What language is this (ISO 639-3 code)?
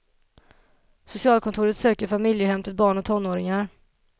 swe